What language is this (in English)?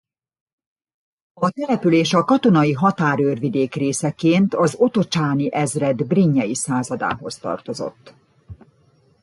Hungarian